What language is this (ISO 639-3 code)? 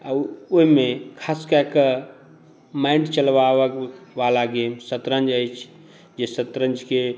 mai